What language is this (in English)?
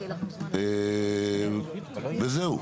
Hebrew